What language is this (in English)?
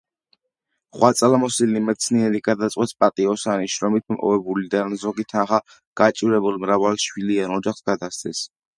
Georgian